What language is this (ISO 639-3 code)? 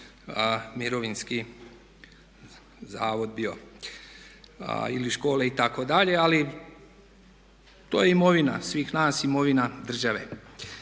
hrv